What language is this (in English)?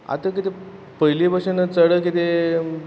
Konkani